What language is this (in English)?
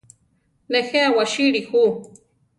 Central Tarahumara